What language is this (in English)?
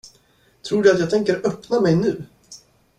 Swedish